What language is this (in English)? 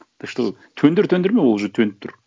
Kazakh